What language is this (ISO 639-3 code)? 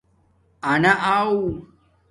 dmk